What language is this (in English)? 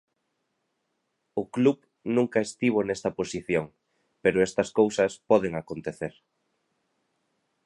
Galician